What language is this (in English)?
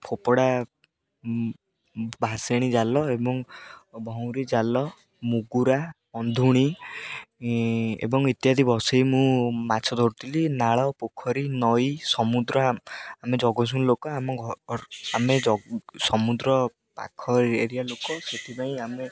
Odia